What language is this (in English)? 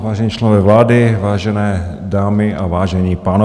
Czech